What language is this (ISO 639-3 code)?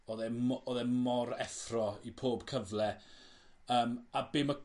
cym